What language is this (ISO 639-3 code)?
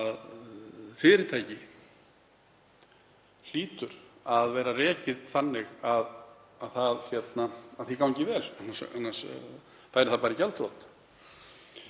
isl